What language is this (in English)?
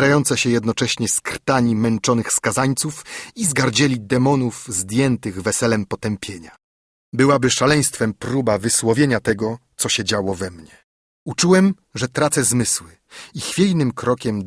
Polish